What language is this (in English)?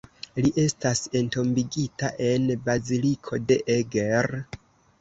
Esperanto